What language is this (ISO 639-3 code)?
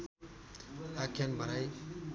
nep